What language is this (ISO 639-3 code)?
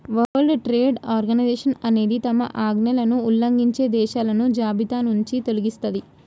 tel